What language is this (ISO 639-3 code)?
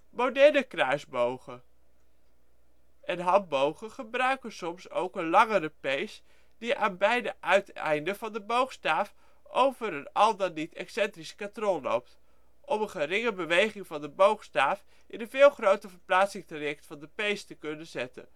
nld